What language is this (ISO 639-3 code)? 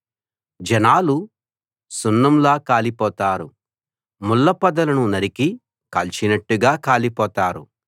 tel